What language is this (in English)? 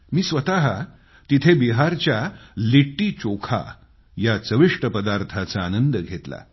Marathi